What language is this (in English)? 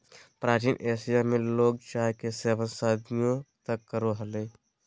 Magahi